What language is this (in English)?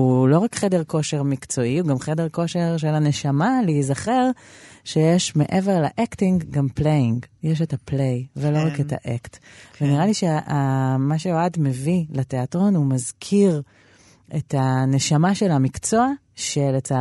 Hebrew